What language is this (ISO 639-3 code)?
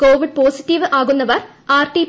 mal